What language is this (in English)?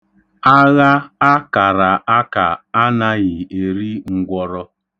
Igbo